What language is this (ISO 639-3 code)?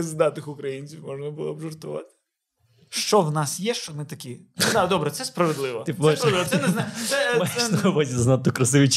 ukr